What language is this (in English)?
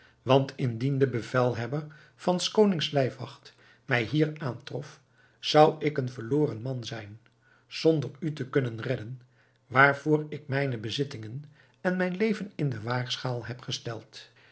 Dutch